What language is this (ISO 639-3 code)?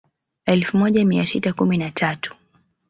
swa